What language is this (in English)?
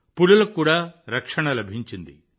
Telugu